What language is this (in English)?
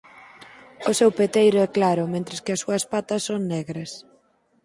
Galician